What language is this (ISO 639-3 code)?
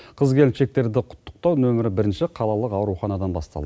kaz